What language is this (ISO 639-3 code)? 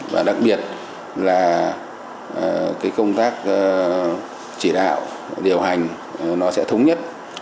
vie